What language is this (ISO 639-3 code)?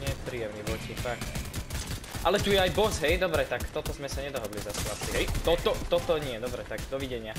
slk